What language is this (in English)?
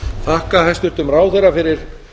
Icelandic